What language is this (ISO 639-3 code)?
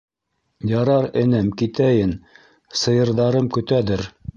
bak